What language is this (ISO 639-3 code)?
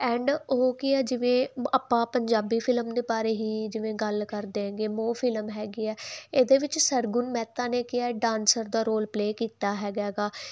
pan